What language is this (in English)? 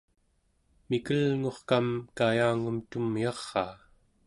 Central Yupik